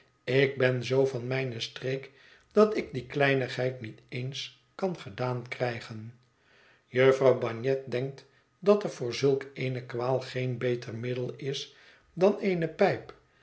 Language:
Dutch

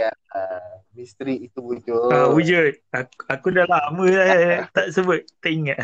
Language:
Malay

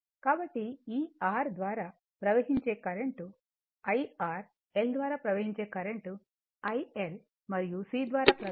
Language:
Telugu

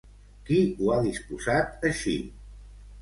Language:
Catalan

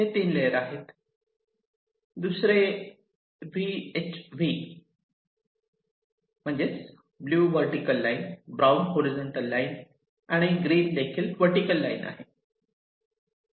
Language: Marathi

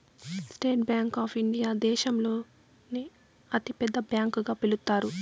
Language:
Telugu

